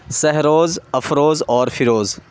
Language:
Urdu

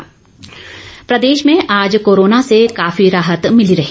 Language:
Hindi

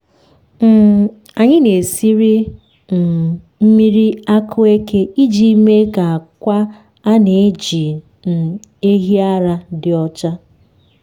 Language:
Igbo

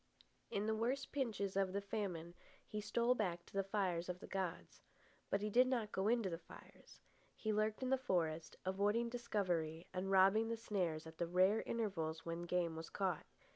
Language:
English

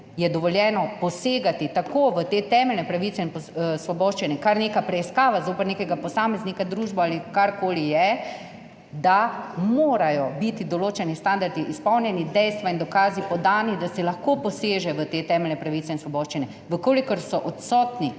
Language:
Slovenian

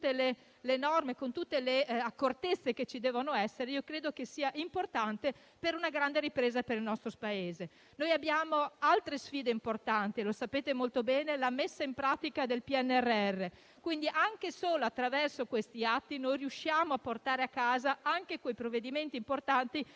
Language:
Italian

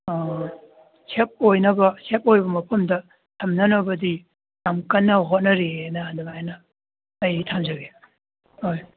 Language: Manipuri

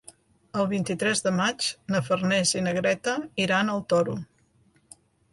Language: Catalan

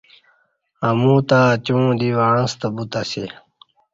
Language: Kati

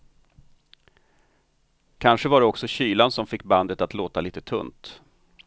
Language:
Swedish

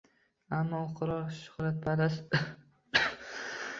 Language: Uzbek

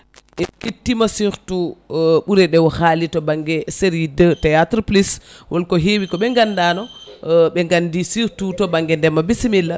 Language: Fula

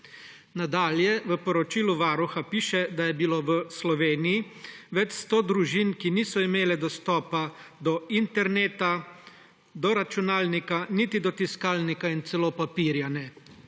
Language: Slovenian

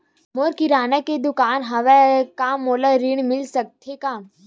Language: Chhattisgarhi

